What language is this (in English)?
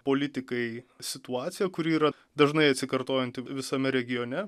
Lithuanian